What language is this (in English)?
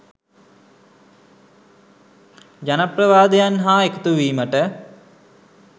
Sinhala